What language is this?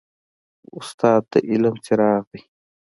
Pashto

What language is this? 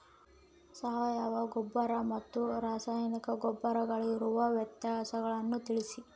Kannada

